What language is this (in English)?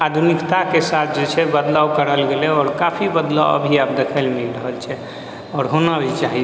Maithili